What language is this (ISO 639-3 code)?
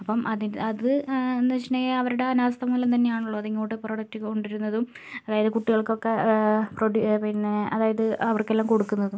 mal